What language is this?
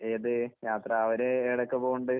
Malayalam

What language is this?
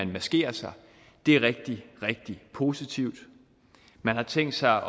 Danish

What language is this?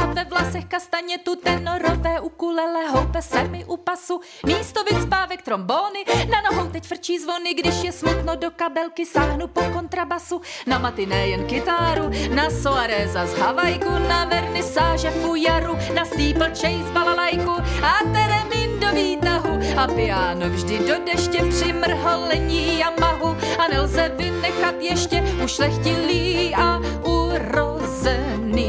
Czech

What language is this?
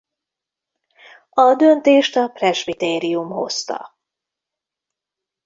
Hungarian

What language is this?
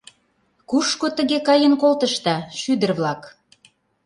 Mari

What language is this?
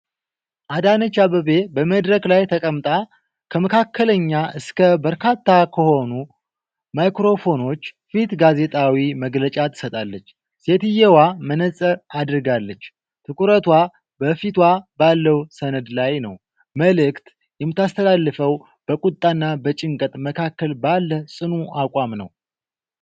Amharic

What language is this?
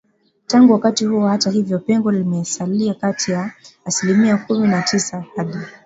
Swahili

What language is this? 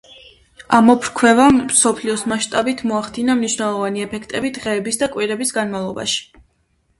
Georgian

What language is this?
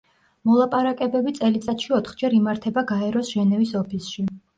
Georgian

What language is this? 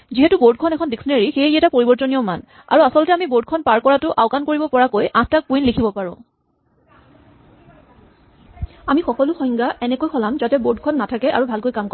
Assamese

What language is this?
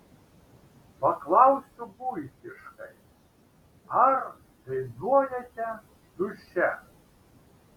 Lithuanian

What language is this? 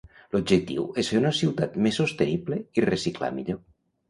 Catalan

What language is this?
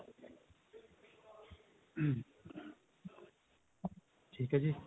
Punjabi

